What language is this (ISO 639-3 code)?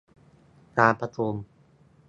tha